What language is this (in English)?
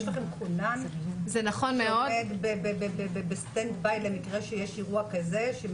Hebrew